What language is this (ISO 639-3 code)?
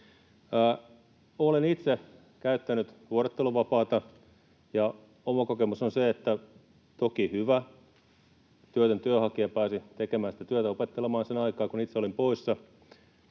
fin